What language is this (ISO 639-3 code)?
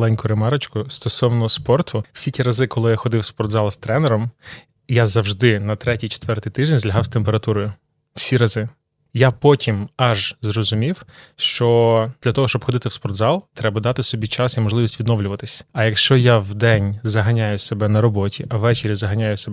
ukr